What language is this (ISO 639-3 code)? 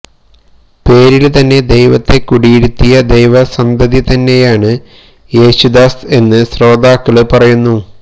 mal